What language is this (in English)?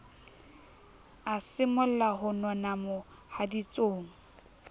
Southern Sotho